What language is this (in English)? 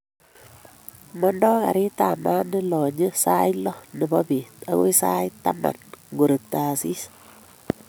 Kalenjin